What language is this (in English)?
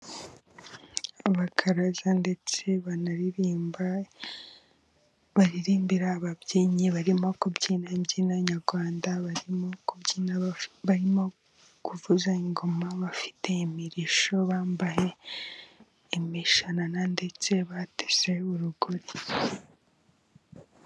Kinyarwanda